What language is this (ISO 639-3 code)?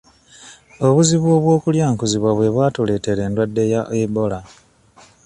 lug